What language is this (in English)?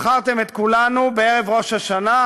Hebrew